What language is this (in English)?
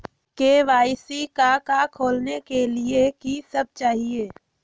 Magahi